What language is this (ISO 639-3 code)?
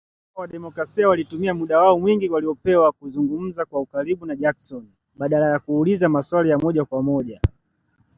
swa